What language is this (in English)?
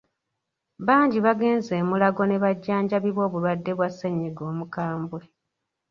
Ganda